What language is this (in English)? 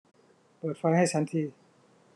Thai